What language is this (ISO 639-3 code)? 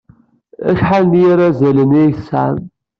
kab